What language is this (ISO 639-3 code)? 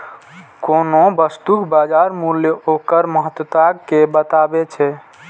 mai